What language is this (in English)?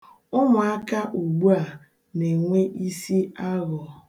Igbo